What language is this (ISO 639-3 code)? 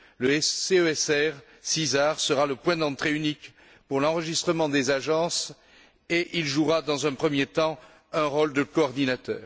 fra